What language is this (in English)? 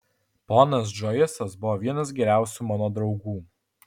Lithuanian